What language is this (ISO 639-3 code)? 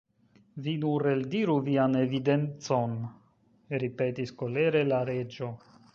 epo